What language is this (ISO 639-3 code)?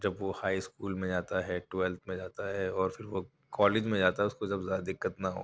urd